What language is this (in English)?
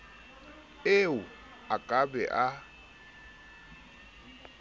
Southern Sotho